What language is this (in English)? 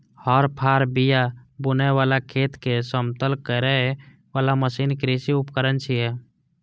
Maithili